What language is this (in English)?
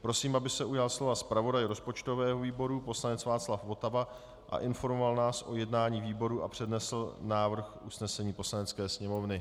Czech